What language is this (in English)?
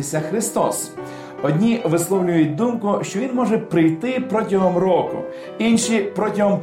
Ukrainian